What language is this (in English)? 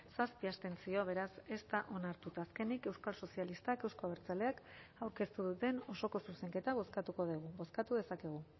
Basque